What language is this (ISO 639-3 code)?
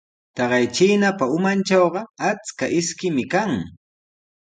qws